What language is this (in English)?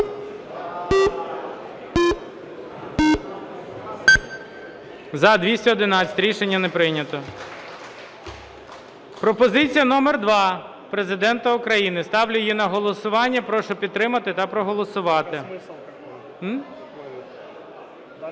Ukrainian